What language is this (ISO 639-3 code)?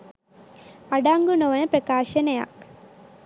sin